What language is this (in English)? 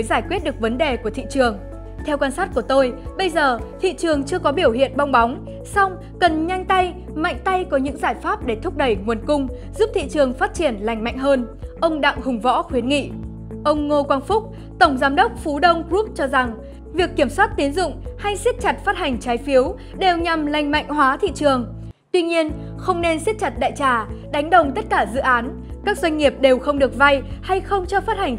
Vietnamese